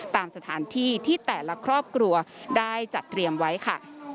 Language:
Thai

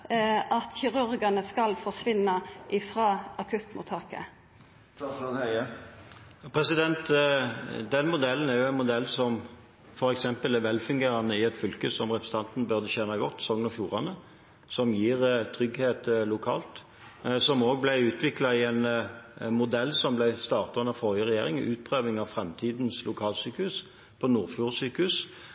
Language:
Norwegian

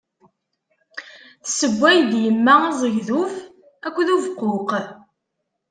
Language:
Kabyle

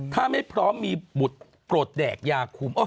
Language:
Thai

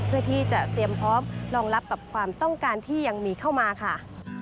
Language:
Thai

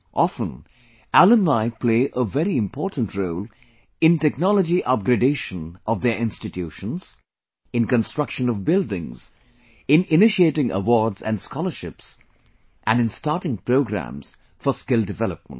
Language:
English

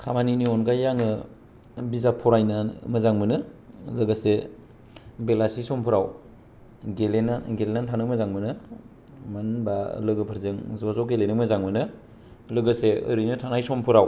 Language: Bodo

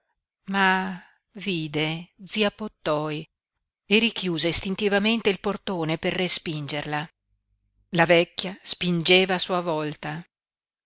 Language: Italian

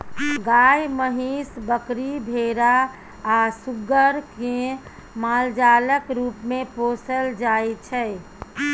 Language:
Maithili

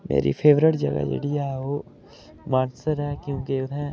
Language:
Dogri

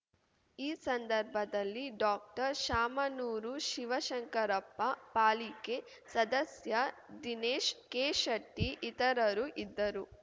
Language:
Kannada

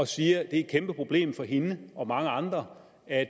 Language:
Danish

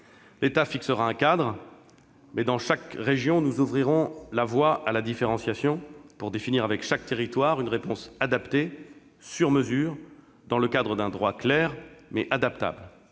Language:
French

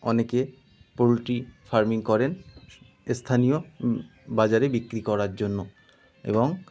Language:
Bangla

